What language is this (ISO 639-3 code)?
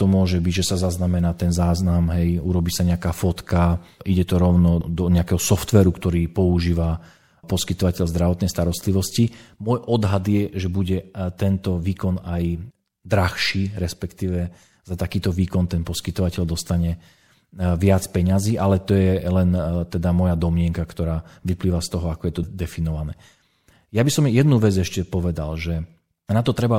slk